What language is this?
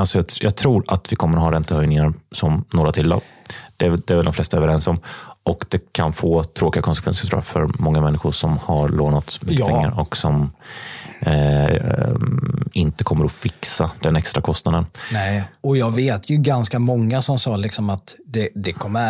Swedish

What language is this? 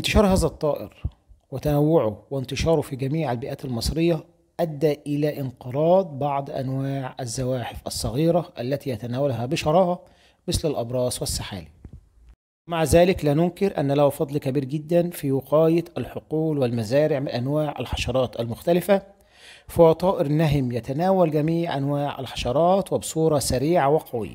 Arabic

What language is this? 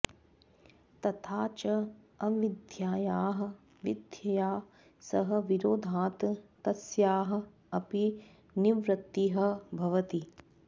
Sanskrit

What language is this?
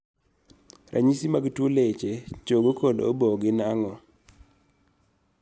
Luo (Kenya and Tanzania)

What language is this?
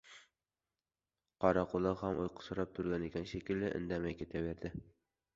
Uzbek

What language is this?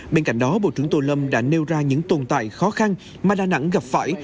Vietnamese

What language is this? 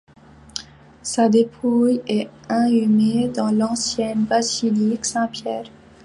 French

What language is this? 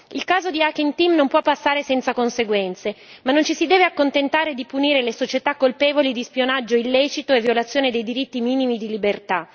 Italian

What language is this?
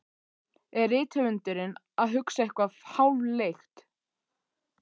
Icelandic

